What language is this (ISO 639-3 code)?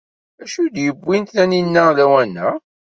kab